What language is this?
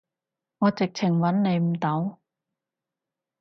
Cantonese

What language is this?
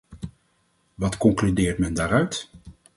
Dutch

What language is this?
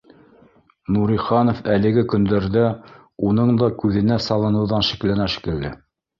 Bashkir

